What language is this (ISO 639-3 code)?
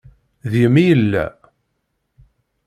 kab